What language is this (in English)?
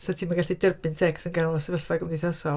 Welsh